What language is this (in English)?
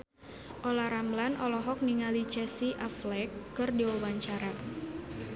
Sundanese